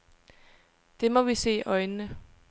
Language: Danish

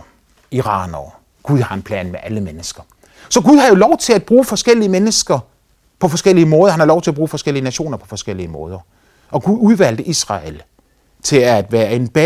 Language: Danish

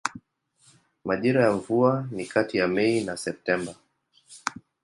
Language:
Swahili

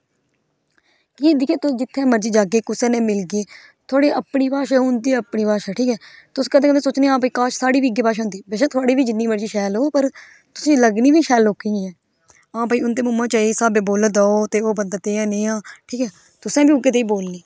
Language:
Dogri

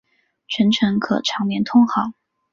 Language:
Chinese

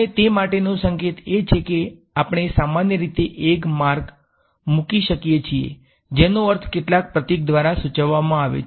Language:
Gujarati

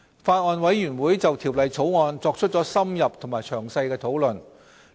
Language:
Cantonese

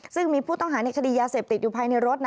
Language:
Thai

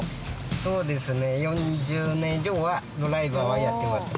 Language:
Japanese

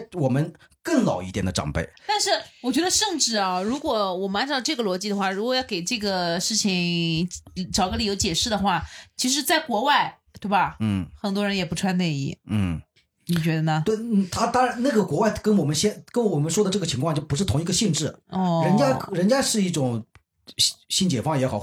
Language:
Chinese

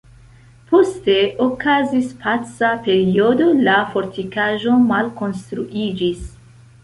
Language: Esperanto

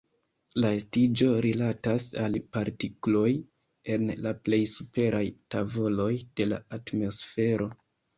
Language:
Esperanto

